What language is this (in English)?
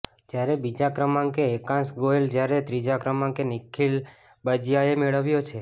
Gujarati